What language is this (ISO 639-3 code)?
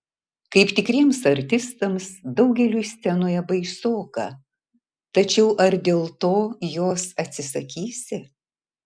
lit